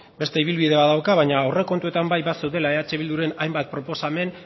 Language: Basque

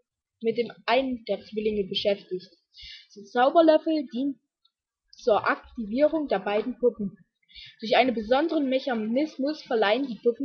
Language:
German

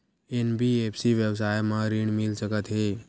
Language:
Chhattisgarhi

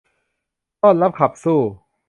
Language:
Thai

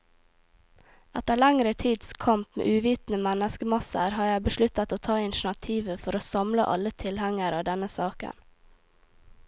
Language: Norwegian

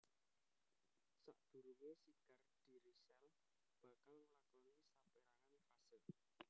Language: Javanese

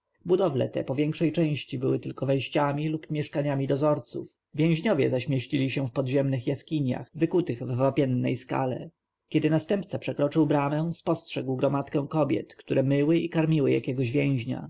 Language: Polish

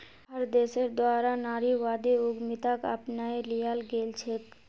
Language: Magahi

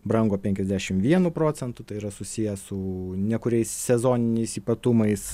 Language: Lithuanian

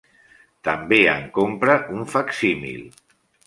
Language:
Catalan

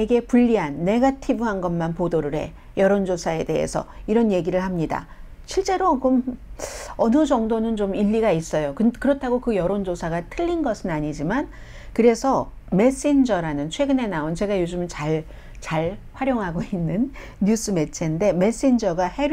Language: Korean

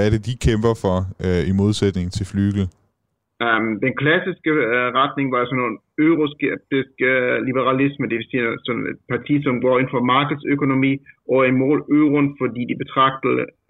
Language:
Danish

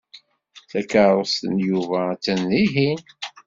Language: Kabyle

